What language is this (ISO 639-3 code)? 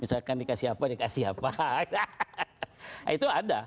ind